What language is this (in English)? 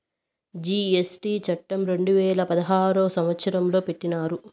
Telugu